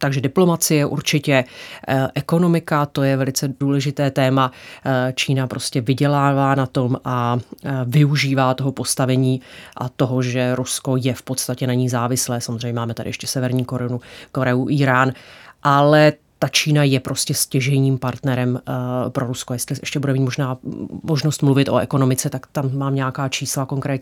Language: Czech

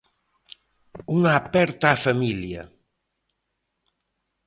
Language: Galician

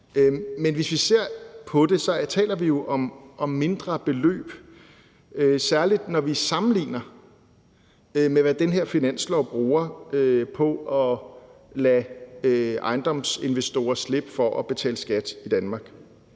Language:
Danish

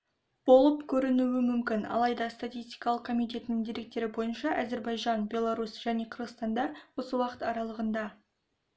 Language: Kazakh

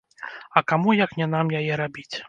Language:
Belarusian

